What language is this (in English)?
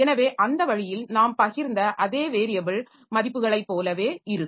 Tamil